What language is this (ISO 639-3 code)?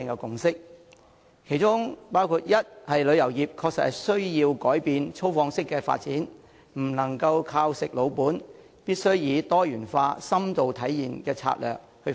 yue